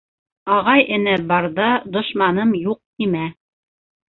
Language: Bashkir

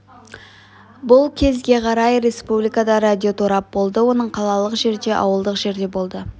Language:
Kazakh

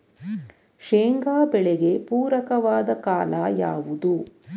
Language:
Kannada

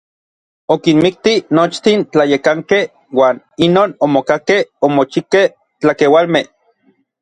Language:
Orizaba Nahuatl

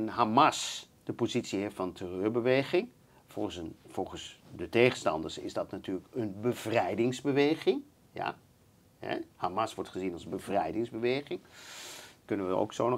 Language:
Dutch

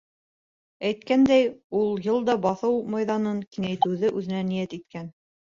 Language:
Bashkir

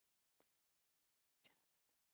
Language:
Chinese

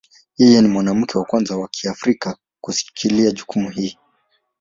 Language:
Swahili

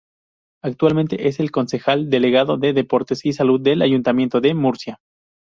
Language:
Spanish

